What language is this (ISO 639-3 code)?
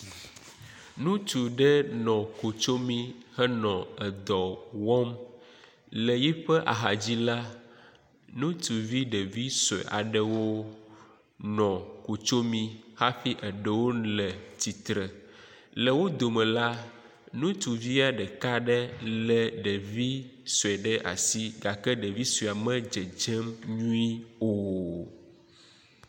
ewe